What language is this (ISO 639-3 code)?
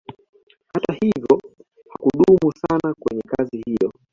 swa